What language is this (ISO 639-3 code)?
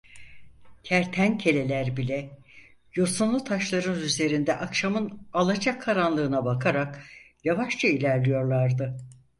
tur